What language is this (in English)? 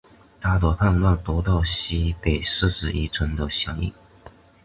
Chinese